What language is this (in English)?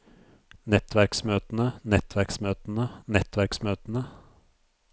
Norwegian